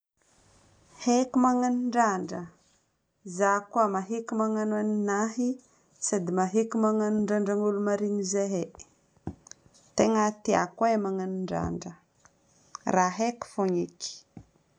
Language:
Northern Betsimisaraka Malagasy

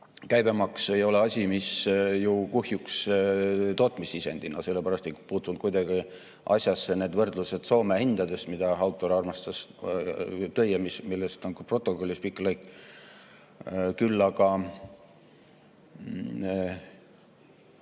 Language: Estonian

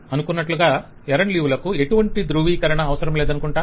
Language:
Telugu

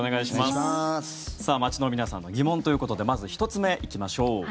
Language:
Japanese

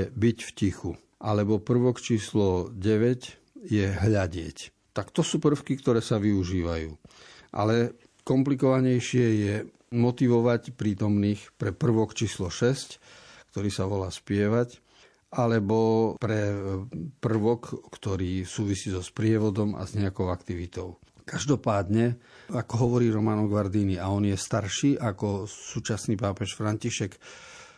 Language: Slovak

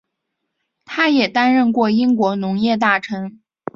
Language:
Chinese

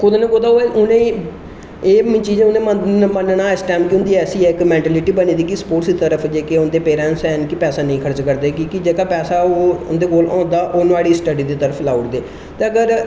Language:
Dogri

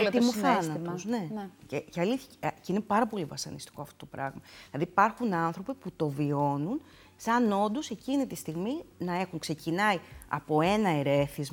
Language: Greek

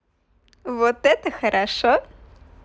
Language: Russian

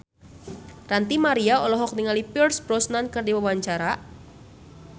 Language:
Sundanese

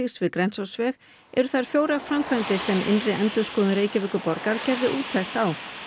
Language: Icelandic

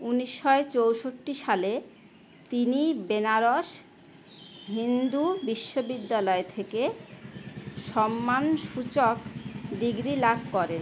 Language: Bangla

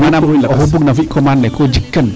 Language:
Serer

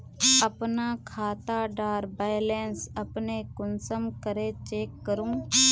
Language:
Magahi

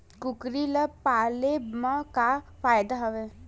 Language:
Chhattisgarhi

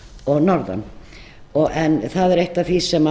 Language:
Icelandic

